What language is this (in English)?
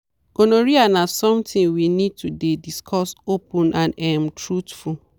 Nigerian Pidgin